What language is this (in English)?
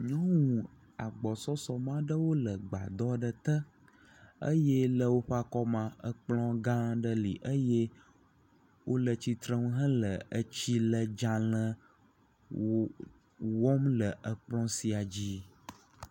Ewe